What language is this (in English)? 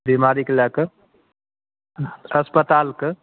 Maithili